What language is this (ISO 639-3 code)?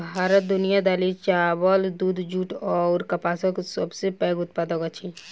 mai